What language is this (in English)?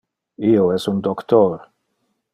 Interlingua